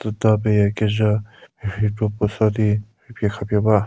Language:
Angami Naga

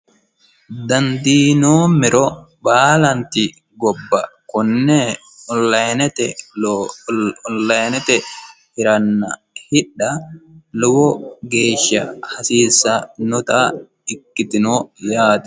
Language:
Sidamo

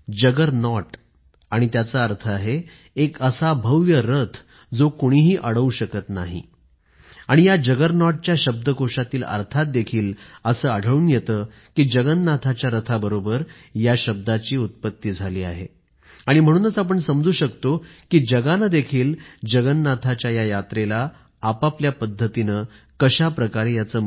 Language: Marathi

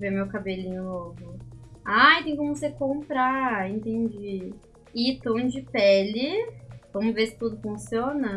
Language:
Portuguese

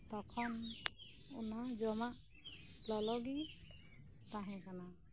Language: Santali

